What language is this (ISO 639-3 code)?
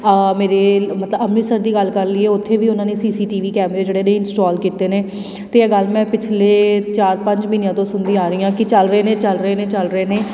pan